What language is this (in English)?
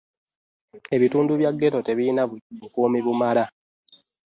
Ganda